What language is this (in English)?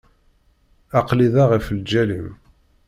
Kabyle